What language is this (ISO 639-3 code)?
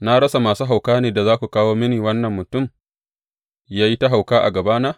hau